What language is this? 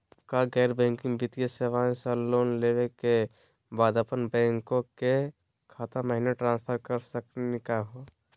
Magahi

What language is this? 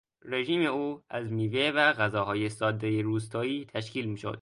Persian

